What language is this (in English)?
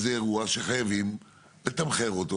Hebrew